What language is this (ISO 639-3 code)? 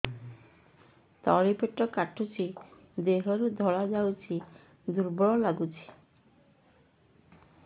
ori